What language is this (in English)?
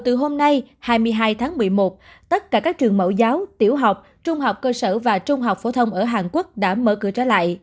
Vietnamese